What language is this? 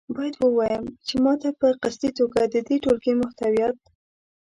Pashto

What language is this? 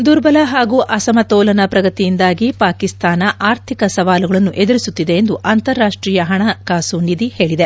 Kannada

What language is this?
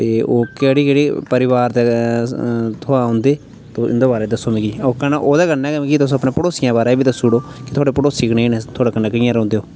Dogri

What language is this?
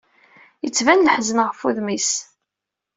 Kabyle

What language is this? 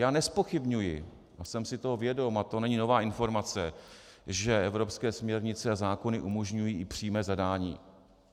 Czech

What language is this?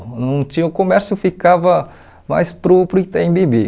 Portuguese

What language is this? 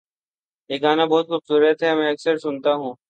Urdu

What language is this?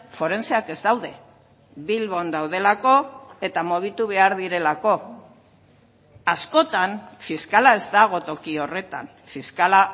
Basque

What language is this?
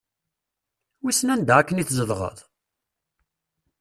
Kabyle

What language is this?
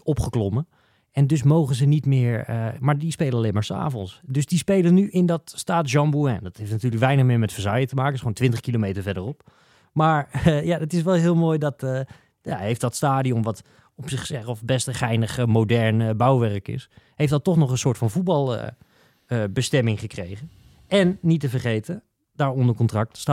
Dutch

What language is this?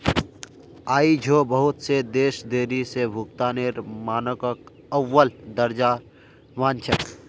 Magahi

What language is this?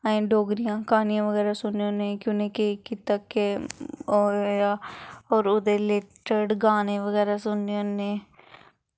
Dogri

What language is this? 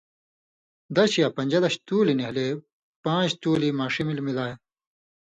Indus Kohistani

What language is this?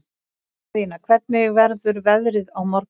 Icelandic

